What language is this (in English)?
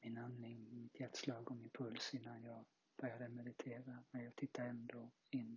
Swedish